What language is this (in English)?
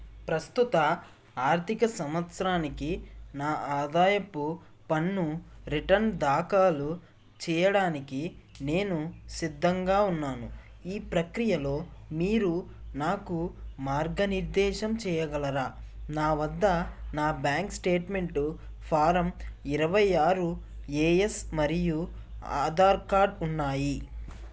Telugu